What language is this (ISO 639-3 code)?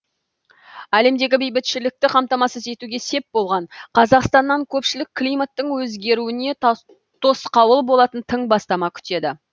kaz